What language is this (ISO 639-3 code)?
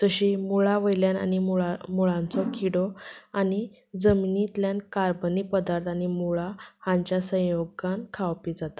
kok